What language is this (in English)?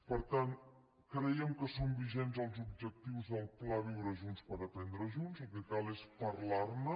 Catalan